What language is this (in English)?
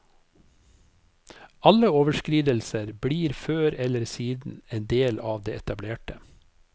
Norwegian